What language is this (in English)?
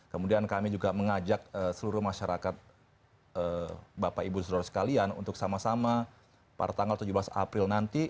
Indonesian